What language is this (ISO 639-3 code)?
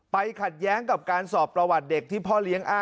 tha